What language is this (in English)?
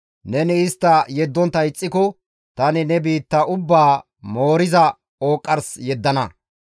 Gamo